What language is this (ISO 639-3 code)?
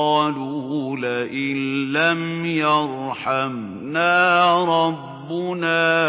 ara